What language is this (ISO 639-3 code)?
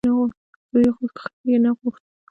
pus